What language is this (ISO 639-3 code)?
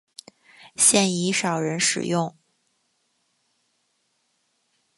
zho